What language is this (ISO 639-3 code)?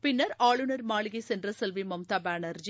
tam